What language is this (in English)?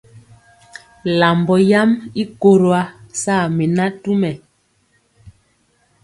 Mpiemo